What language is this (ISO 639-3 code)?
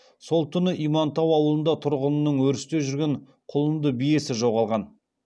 kaz